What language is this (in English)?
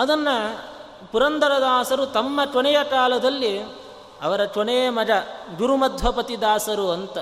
Kannada